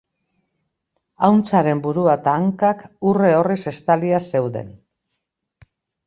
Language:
Basque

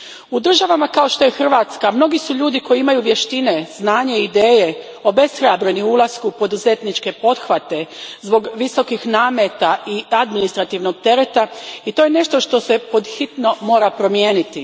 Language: Croatian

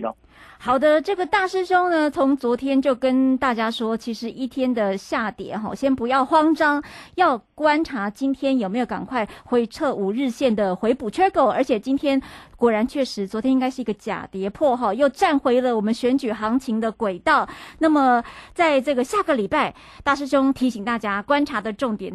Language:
Chinese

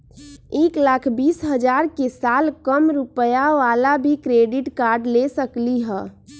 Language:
Magahi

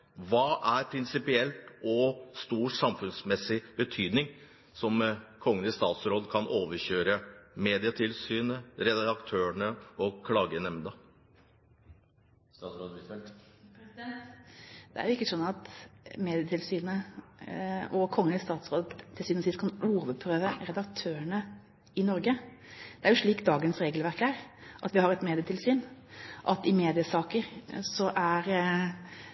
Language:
Norwegian Bokmål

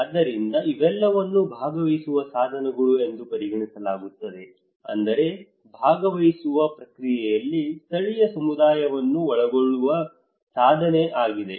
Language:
Kannada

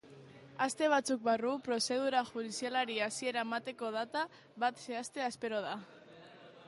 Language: Basque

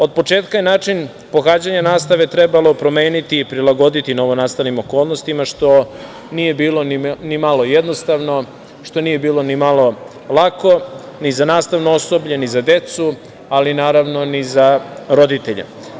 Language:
Serbian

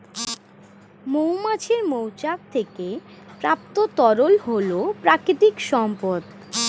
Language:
Bangla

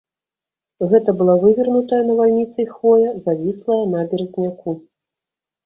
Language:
Belarusian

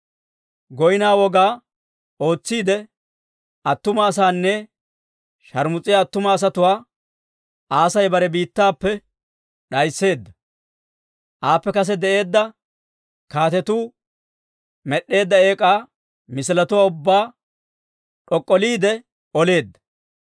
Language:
Dawro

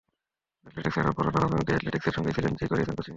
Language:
Bangla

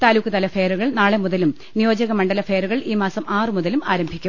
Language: Malayalam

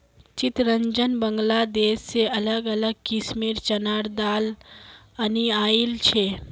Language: Magahi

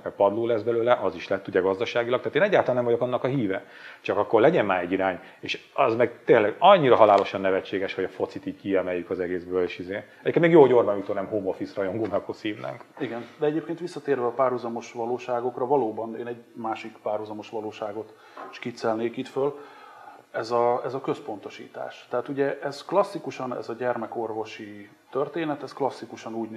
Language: Hungarian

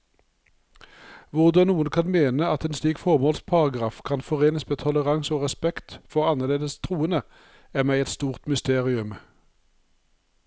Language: Norwegian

